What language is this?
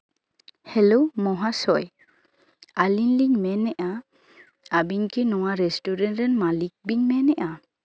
Santali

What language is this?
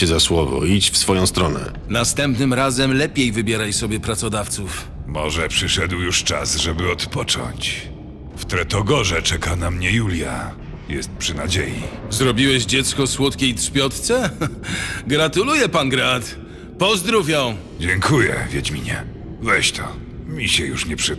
Polish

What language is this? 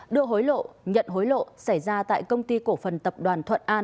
Vietnamese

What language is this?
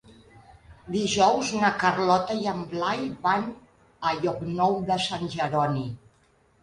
Catalan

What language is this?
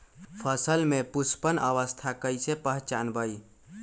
Magahi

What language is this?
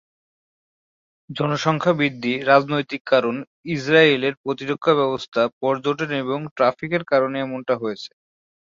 Bangla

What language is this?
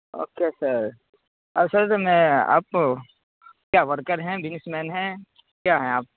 Urdu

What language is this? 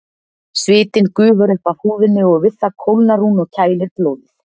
Icelandic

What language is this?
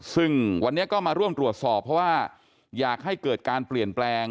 Thai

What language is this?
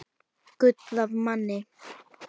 Icelandic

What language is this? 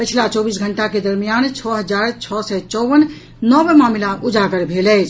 Maithili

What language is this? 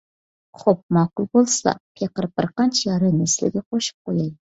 Uyghur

